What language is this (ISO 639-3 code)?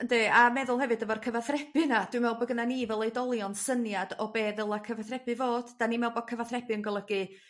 cym